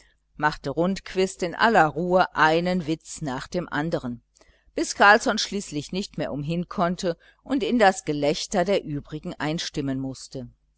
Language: German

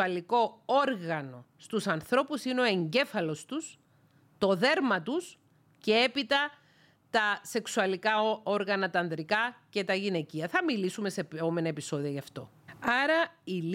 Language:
Greek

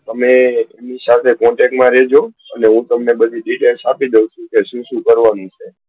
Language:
Gujarati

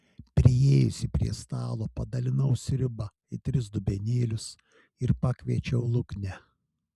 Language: Lithuanian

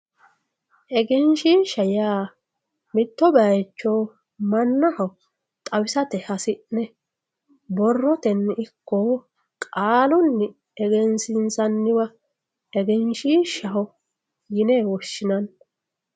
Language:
Sidamo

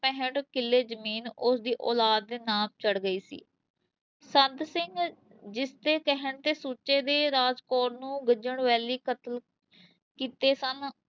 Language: Punjabi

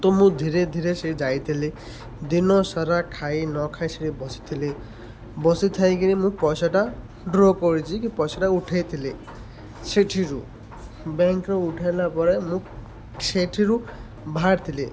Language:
Odia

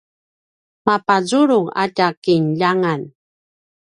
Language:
Paiwan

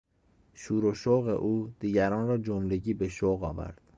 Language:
Persian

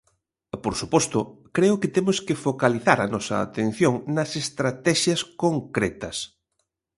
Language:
Galician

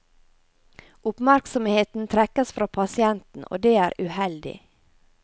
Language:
Norwegian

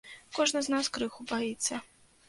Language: Belarusian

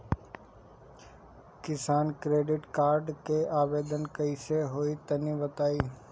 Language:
Bhojpuri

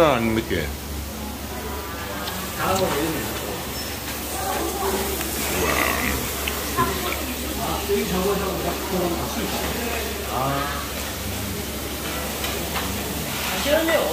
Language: Korean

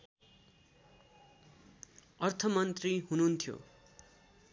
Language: Nepali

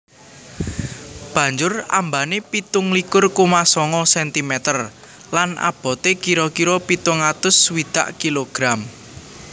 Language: Javanese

